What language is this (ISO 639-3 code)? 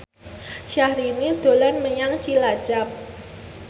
jav